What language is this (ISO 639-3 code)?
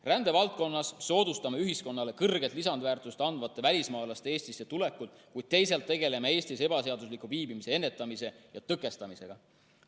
est